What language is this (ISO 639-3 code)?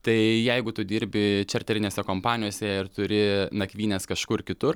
lit